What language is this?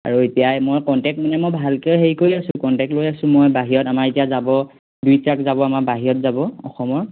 Assamese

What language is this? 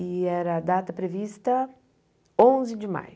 Portuguese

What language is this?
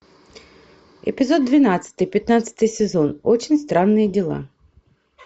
Russian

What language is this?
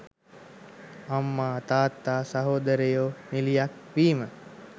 Sinhala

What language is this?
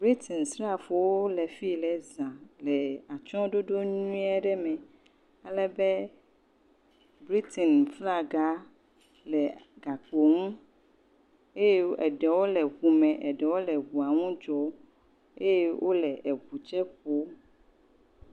Ewe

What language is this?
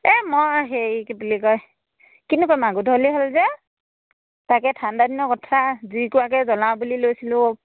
Assamese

